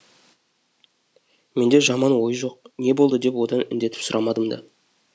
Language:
Kazakh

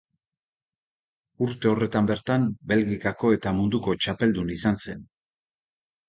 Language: Basque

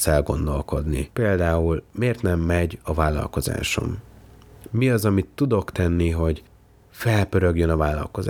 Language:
Hungarian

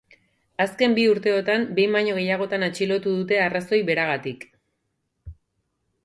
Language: Basque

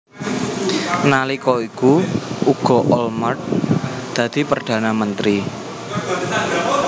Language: Javanese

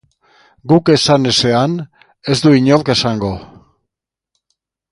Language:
Basque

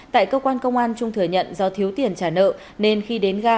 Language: Vietnamese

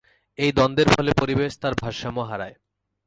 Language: Bangla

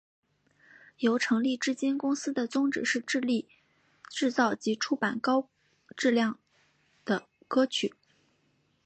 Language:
Chinese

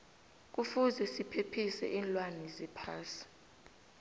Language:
South Ndebele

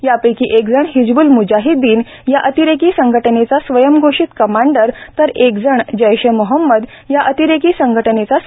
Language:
Marathi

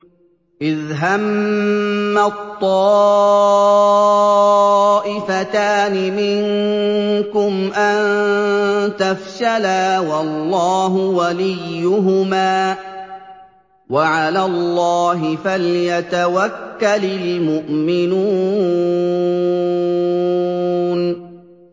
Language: Arabic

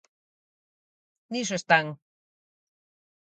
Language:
Galician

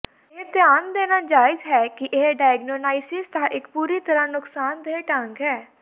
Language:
Punjabi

